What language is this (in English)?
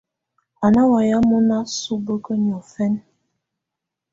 Tunen